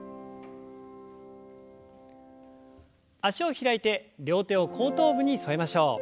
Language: Japanese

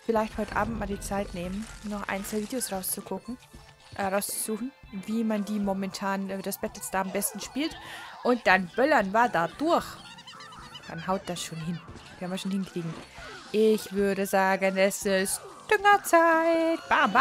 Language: German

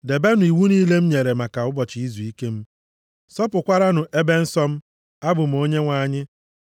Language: Igbo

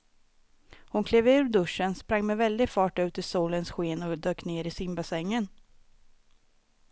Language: Swedish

